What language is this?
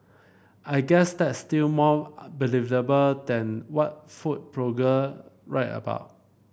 English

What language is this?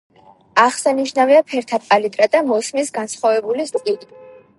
Georgian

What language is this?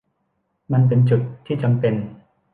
Thai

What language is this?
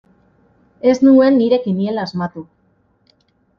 Basque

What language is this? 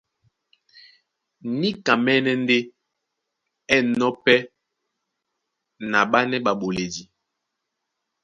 Duala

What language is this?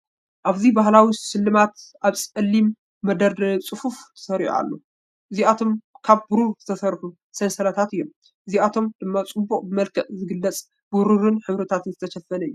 Tigrinya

